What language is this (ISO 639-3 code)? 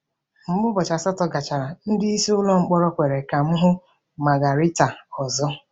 ibo